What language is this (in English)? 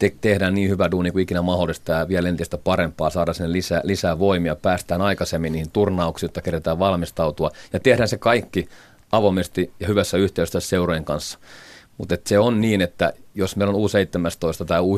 Finnish